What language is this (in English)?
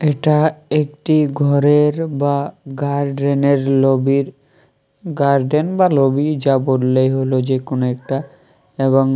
Bangla